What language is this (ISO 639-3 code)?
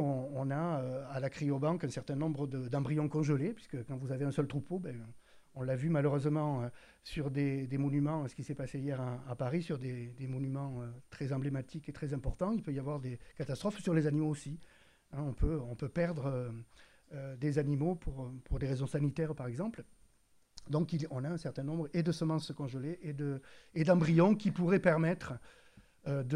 fra